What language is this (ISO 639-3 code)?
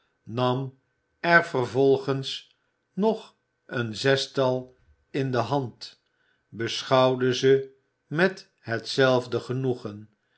nld